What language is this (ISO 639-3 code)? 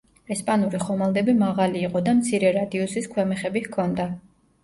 kat